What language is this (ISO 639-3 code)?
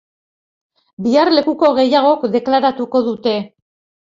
eus